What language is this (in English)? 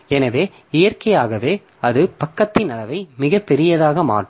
Tamil